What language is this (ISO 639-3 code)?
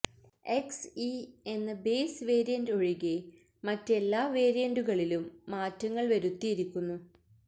mal